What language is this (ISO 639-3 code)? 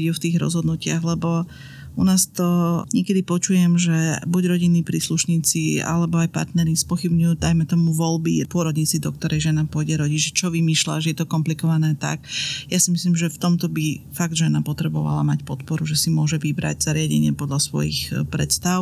slk